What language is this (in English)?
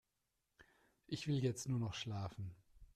German